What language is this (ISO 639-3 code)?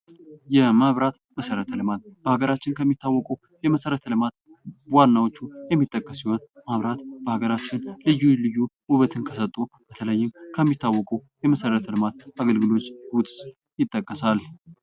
amh